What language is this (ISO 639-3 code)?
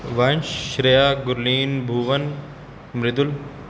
pan